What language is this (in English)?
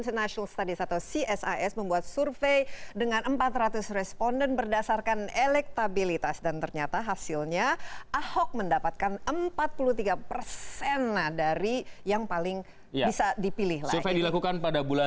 Indonesian